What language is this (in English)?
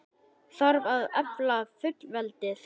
Icelandic